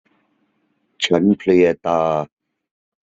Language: Thai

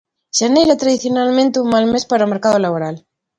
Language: Galician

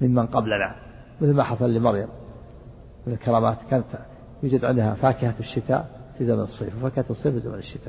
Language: Arabic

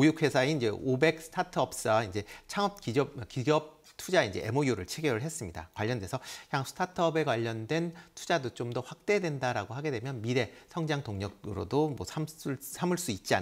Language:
Korean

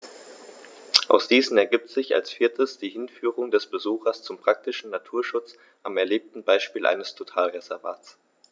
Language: German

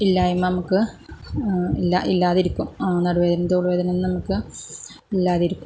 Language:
Malayalam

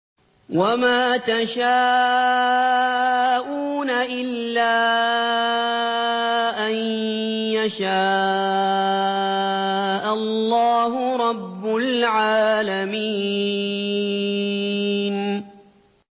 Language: Arabic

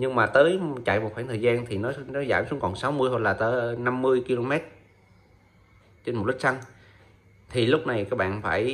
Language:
Vietnamese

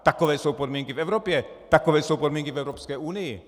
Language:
Czech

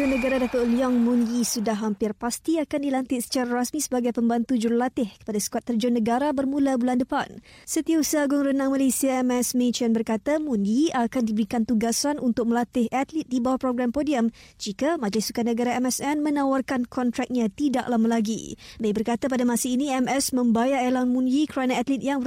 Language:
Malay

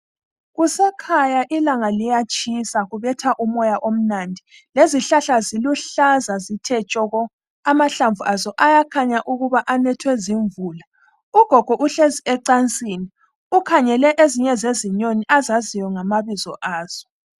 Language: North Ndebele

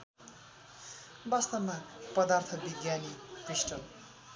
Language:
Nepali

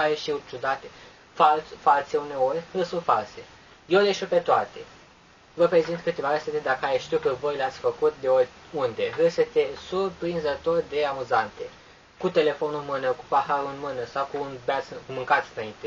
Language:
Romanian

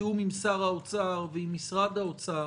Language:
Hebrew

